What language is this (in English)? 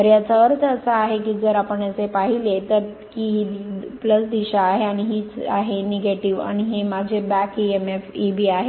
Marathi